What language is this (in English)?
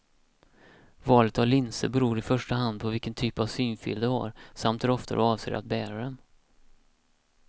Swedish